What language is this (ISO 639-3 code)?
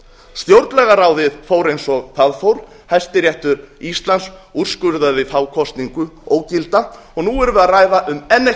isl